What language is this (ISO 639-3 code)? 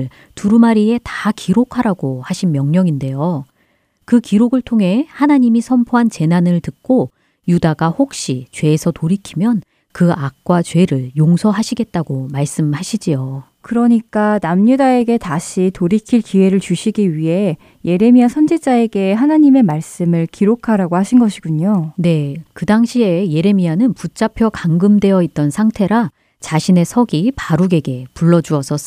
kor